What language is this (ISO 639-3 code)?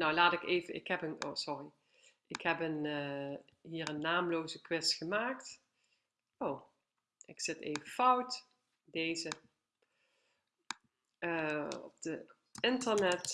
nld